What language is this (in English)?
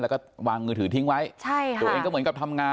Thai